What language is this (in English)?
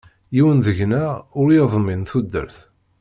Kabyle